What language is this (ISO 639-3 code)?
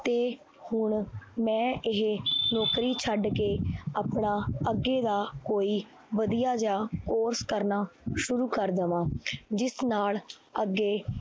pan